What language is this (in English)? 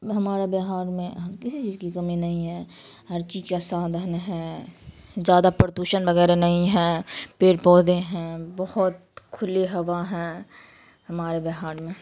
Urdu